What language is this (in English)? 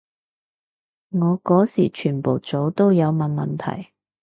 Cantonese